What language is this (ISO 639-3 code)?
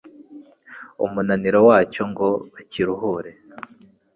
kin